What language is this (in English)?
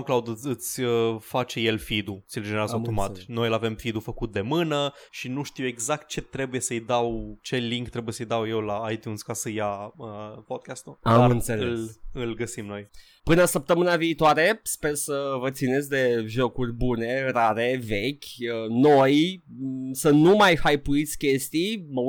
Romanian